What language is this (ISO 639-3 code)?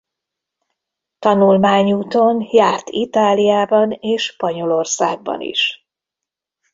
hun